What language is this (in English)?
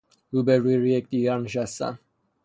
Persian